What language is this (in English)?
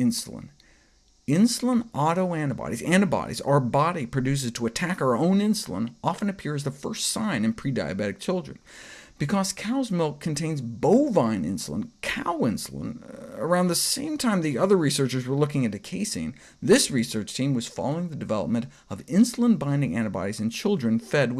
English